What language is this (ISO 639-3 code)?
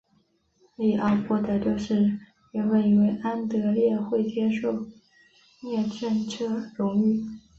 zho